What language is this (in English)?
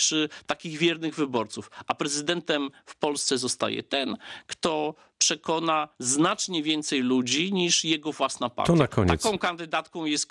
Polish